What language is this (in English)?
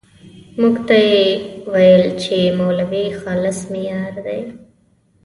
Pashto